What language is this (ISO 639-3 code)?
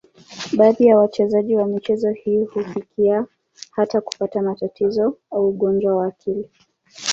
swa